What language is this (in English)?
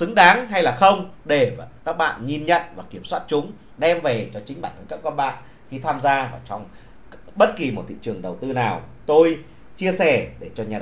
Vietnamese